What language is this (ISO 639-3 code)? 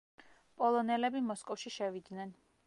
kat